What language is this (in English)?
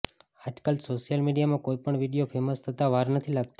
Gujarati